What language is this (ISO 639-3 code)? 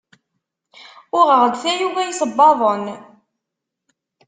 kab